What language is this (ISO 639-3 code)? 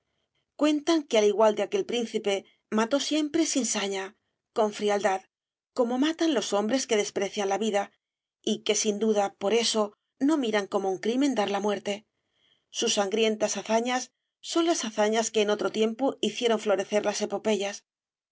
spa